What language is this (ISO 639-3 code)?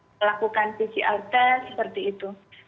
ind